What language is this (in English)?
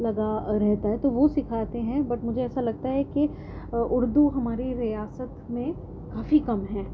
Urdu